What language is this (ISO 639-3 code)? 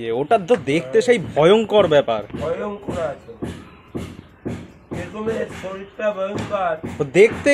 hin